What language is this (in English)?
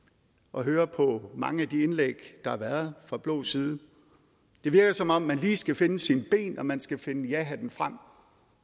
Danish